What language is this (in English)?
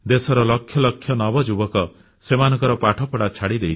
Odia